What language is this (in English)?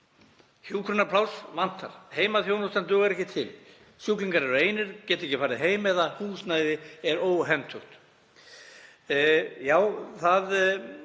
Icelandic